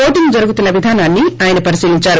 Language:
Telugu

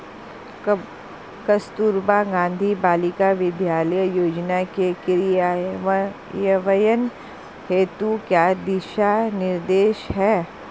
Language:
Hindi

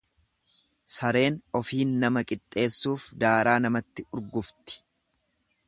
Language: Oromo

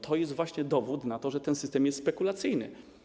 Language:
Polish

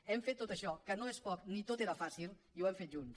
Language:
Catalan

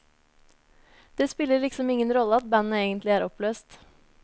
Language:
Norwegian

